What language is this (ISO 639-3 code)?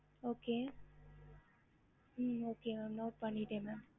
tam